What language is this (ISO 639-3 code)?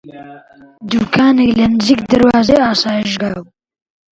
ckb